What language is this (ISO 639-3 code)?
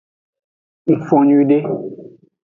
ajg